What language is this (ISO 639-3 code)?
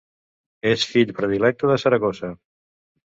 cat